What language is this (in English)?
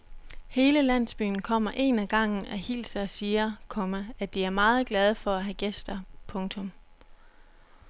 Danish